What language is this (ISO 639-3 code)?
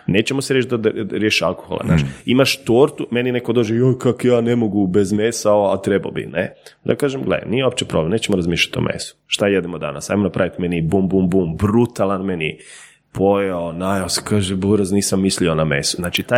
hrv